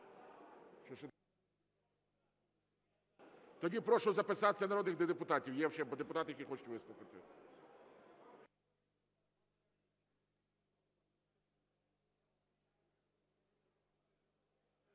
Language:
Ukrainian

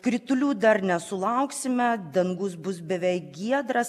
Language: Lithuanian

